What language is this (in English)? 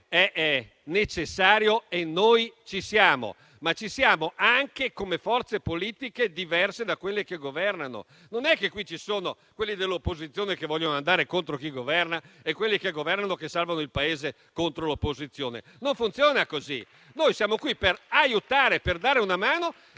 Italian